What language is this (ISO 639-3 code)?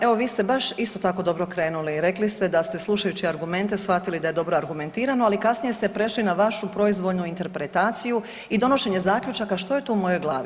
hrv